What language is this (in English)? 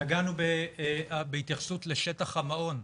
Hebrew